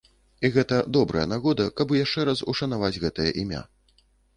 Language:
Belarusian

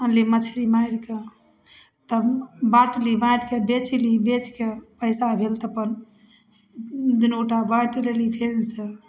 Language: Maithili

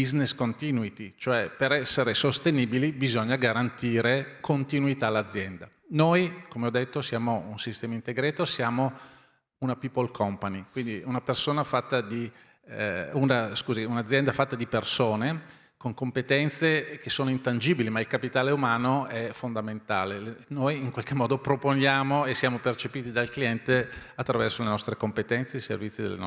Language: Italian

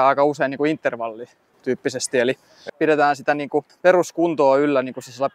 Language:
Finnish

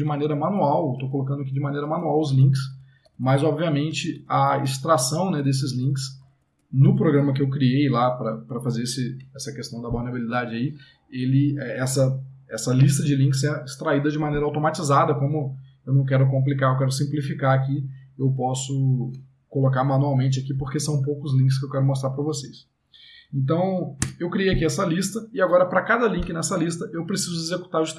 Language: Portuguese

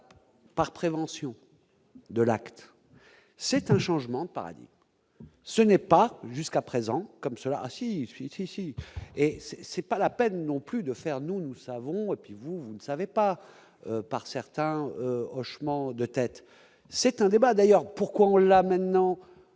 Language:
French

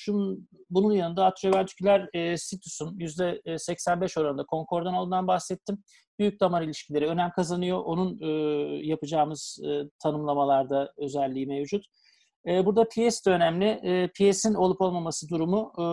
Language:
Turkish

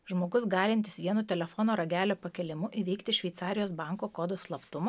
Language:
Lithuanian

